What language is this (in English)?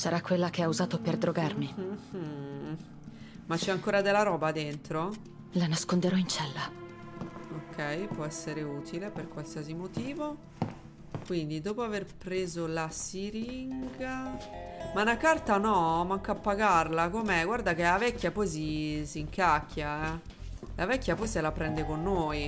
Italian